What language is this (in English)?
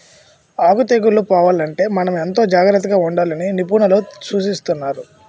Telugu